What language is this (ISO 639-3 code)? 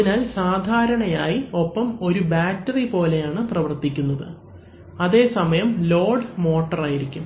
mal